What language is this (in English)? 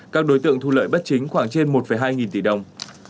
Vietnamese